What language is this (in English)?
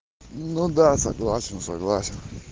Russian